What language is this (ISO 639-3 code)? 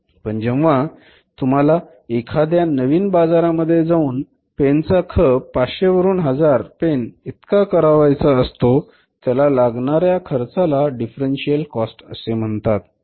mar